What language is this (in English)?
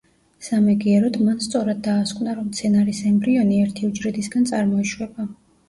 Georgian